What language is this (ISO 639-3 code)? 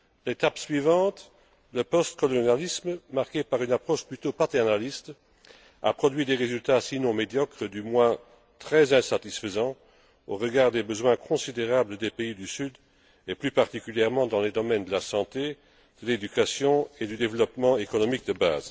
fra